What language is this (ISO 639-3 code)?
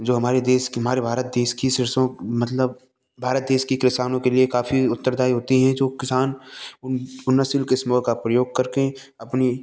hin